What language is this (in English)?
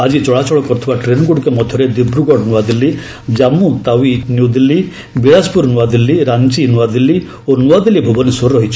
Odia